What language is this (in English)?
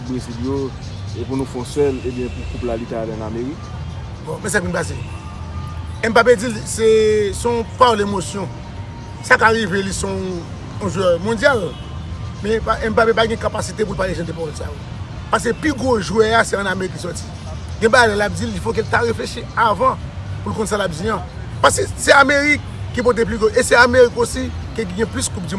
French